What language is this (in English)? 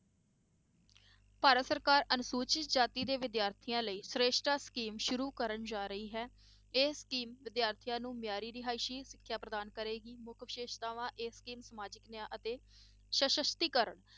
Punjabi